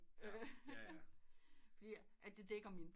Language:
Danish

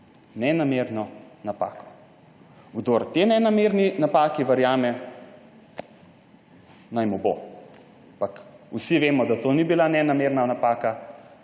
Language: Slovenian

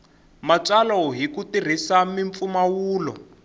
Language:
Tsonga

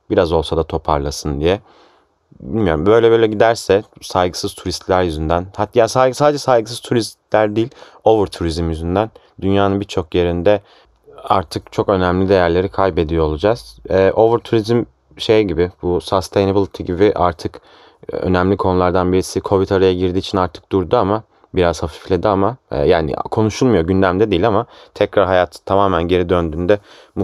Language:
Turkish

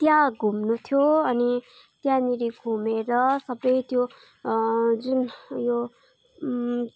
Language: Nepali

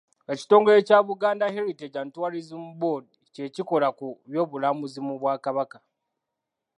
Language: Ganda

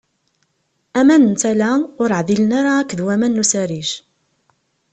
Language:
Kabyle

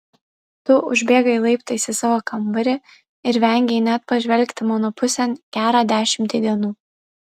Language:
Lithuanian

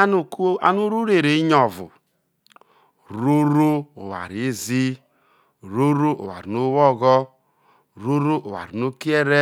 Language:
Isoko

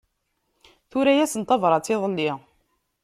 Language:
Kabyle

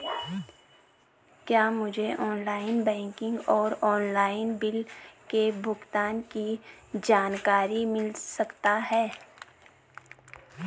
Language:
Hindi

